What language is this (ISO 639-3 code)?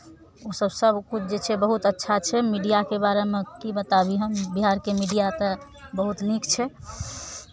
mai